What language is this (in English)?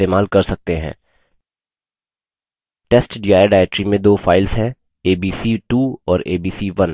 Hindi